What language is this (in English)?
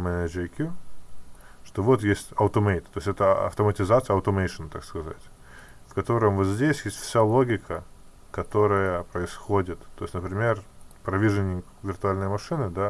Russian